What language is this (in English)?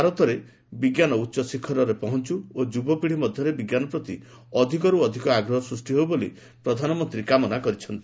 Odia